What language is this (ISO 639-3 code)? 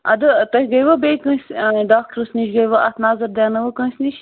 kas